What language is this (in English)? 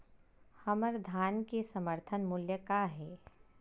Chhattisgarhi